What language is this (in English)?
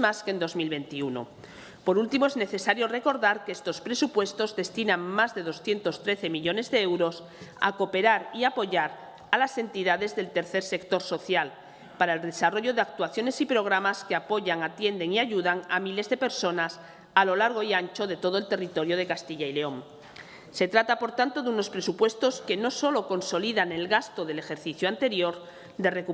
Spanish